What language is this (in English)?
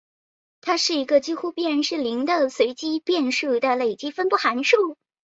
Chinese